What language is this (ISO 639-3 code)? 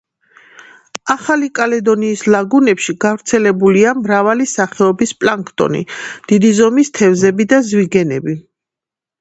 kat